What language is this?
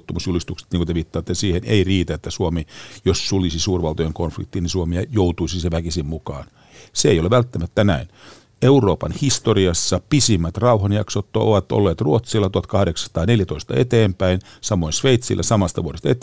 Finnish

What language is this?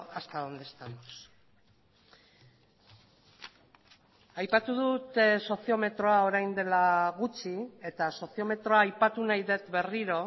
Basque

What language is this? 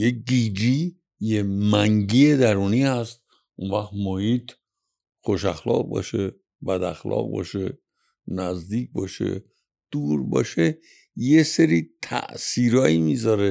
Persian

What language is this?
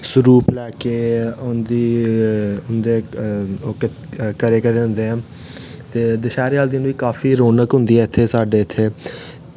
Dogri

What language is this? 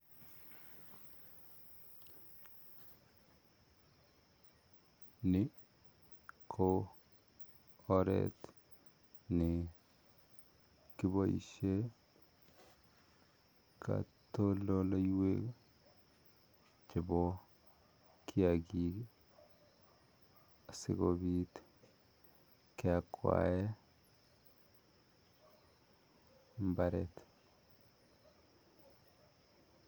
Kalenjin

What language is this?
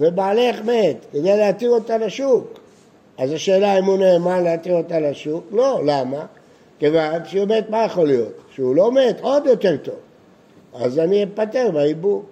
Hebrew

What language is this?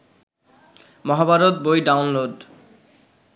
Bangla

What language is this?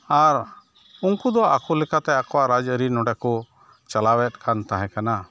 Santali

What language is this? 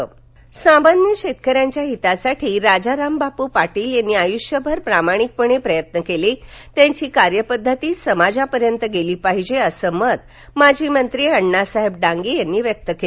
Marathi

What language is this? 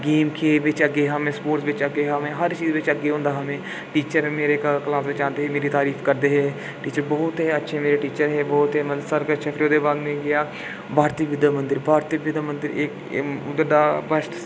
Dogri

